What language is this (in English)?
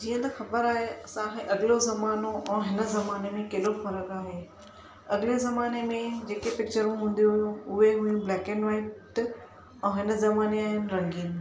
Sindhi